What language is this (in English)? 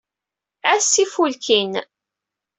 Kabyle